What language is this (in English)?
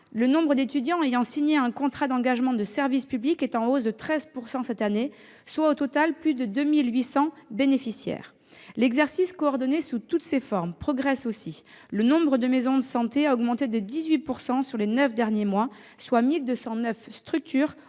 French